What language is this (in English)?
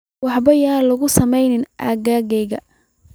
Somali